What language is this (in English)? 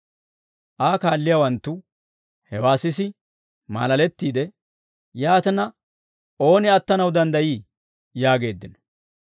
Dawro